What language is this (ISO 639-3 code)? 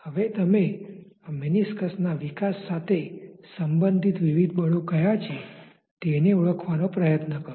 guj